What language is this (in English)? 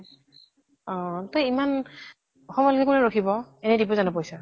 Assamese